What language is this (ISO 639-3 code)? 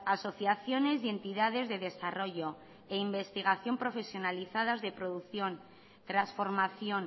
spa